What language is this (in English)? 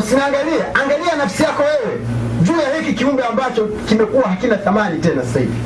Swahili